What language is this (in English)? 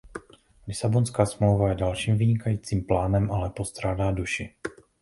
Czech